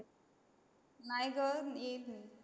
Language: Marathi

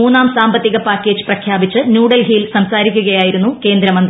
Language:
Malayalam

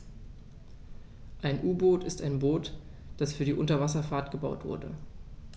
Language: German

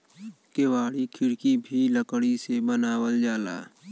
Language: Bhojpuri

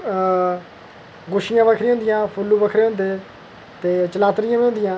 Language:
Dogri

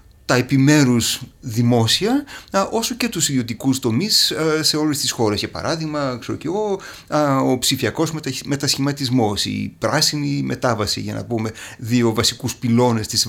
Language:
Greek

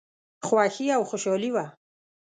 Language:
Pashto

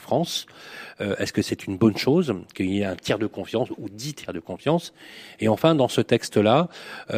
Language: French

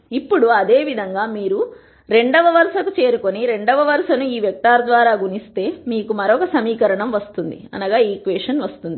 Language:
Telugu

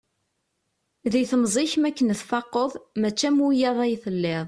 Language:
Kabyle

